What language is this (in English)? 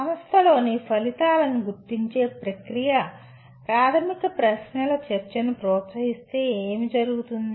Telugu